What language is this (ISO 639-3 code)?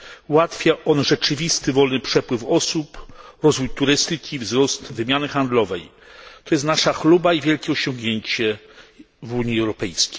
pol